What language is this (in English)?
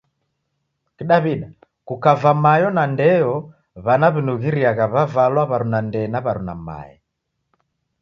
Taita